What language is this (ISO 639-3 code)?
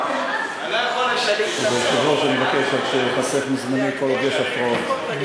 heb